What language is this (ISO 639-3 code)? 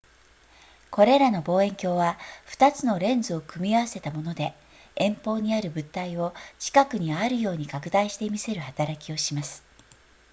jpn